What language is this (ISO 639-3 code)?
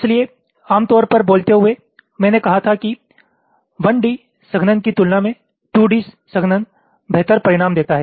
hin